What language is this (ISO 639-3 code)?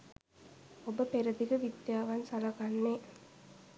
sin